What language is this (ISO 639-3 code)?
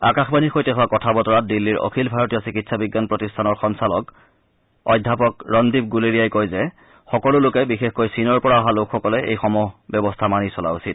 asm